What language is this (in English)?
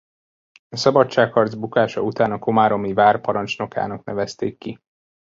Hungarian